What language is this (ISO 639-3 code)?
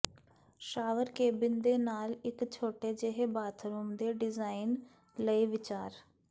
pan